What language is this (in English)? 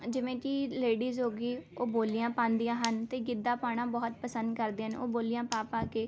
Punjabi